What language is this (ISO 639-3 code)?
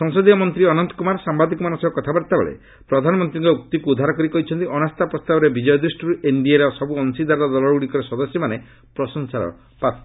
ori